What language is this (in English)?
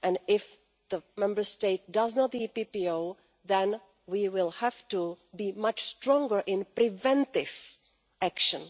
English